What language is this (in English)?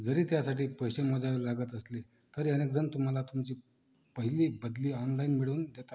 Marathi